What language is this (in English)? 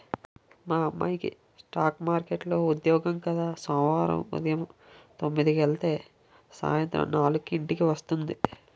Telugu